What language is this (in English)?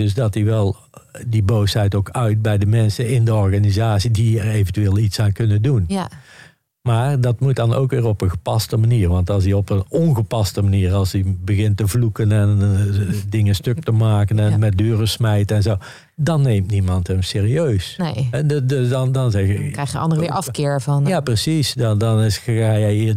Dutch